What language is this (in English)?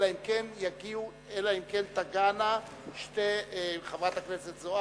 Hebrew